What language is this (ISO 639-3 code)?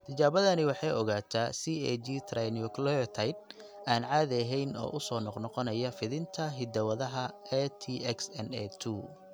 som